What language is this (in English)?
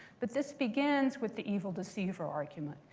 English